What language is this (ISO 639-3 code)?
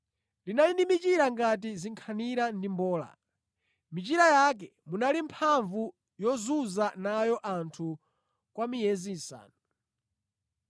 nya